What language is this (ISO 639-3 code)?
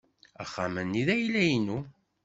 kab